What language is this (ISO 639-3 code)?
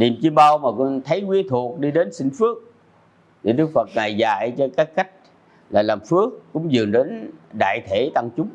vie